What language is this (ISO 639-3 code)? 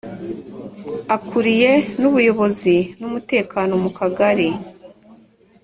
kin